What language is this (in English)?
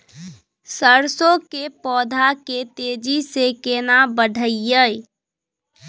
Maithili